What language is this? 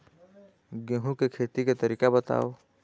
Chhattisgarhi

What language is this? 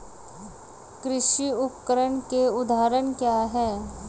Hindi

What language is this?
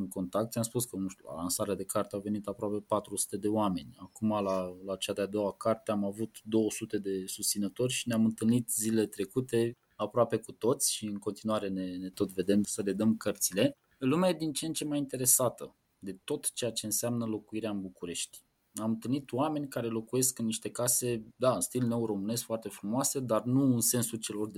Romanian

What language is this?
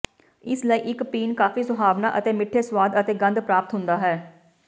Punjabi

